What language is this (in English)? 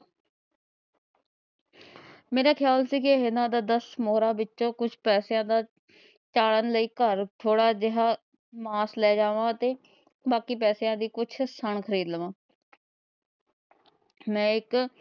Punjabi